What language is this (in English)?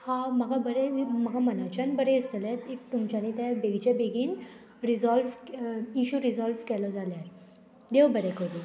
Konkani